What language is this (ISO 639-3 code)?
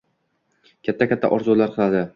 uzb